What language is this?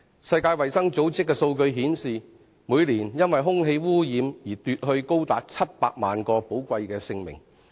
Cantonese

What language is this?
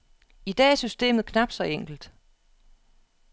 Danish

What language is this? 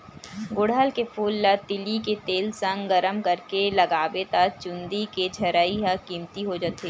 Chhattisgarhi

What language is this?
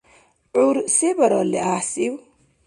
Dargwa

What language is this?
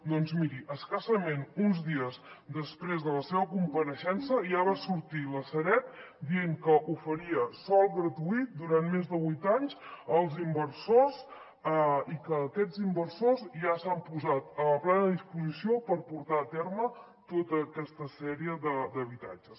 Catalan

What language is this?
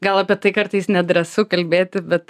Lithuanian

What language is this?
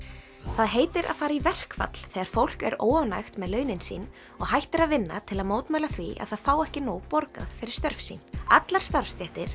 Icelandic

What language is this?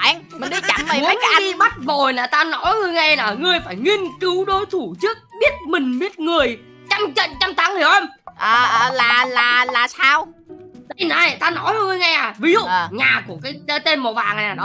Vietnamese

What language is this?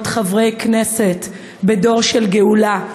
Hebrew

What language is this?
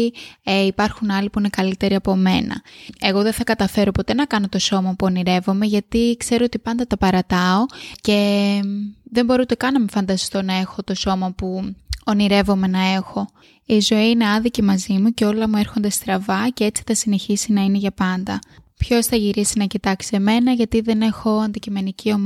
Greek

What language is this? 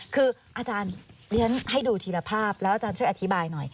Thai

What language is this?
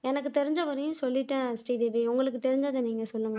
Tamil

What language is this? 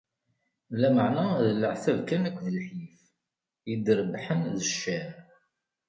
Kabyle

